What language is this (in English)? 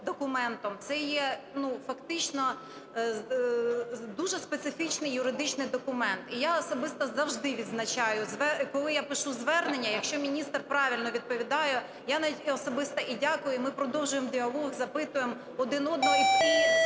Ukrainian